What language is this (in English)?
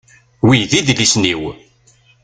Kabyle